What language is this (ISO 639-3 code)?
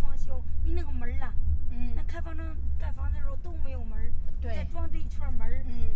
zho